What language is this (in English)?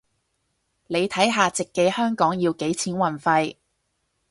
Cantonese